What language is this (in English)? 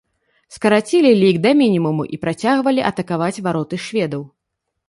Belarusian